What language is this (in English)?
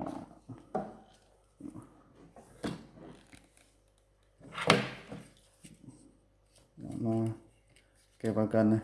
Vietnamese